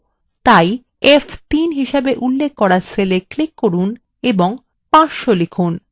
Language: Bangla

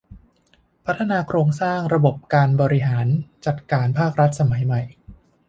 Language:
Thai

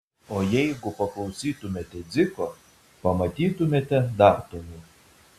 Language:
Lithuanian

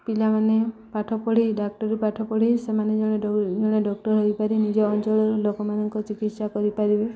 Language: Odia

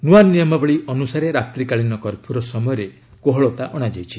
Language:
Odia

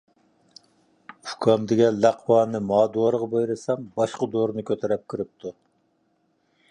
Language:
Uyghur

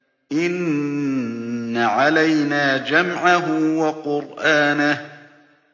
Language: Arabic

